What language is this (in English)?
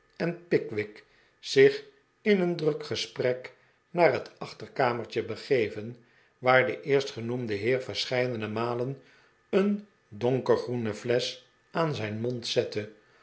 Dutch